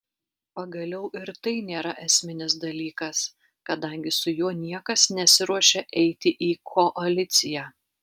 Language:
Lithuanian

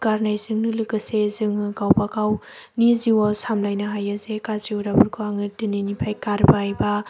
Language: Bodo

